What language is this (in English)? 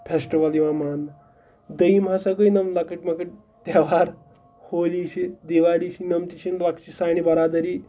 Kashmiri